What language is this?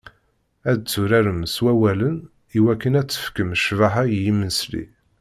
Kabyle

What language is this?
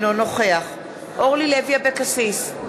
Hebrew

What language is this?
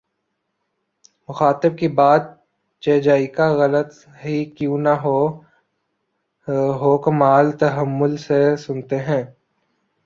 Urdu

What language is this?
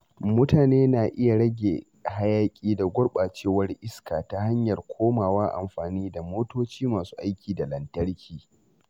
Hausa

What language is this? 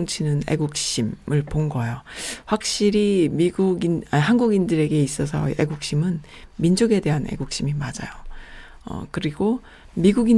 Korean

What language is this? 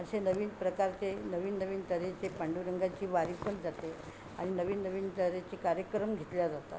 Marathi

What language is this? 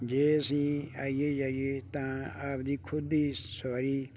Punjabi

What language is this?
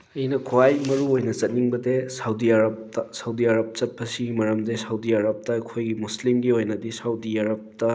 Manipuri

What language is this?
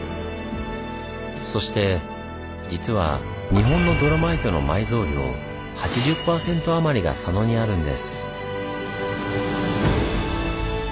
Japanese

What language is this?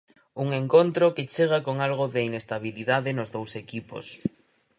Galician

